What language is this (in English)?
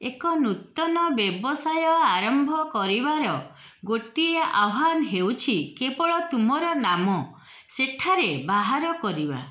Odia